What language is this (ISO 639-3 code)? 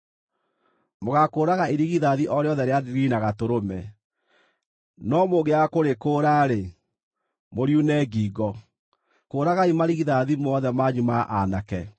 kik